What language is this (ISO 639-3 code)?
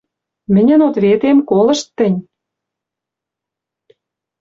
mrj